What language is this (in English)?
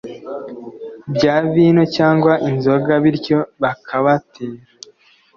Kinyarwanda